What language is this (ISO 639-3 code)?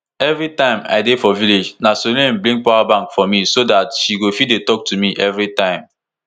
pcm